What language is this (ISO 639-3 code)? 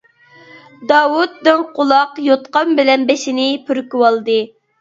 uig